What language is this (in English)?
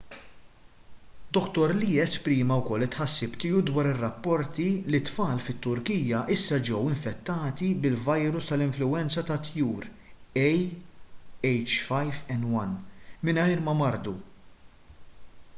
Maltese